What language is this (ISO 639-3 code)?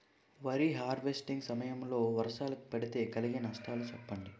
tel